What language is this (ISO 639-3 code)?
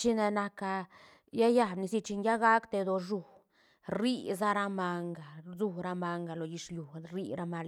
ztn